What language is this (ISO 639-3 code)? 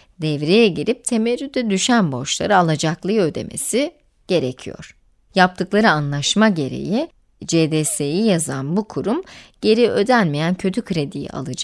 tur